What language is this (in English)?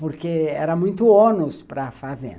Portuguese